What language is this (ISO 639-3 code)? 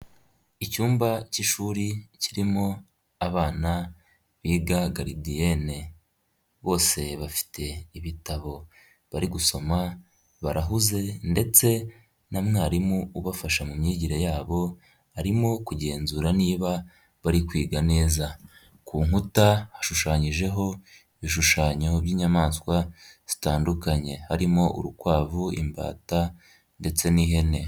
kin